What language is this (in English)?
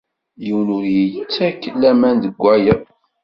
Kabyle